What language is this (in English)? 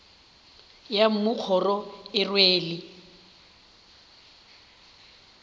Northern Sotho